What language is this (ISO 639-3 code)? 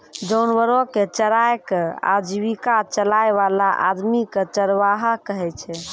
mai